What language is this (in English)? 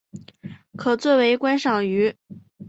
Chinese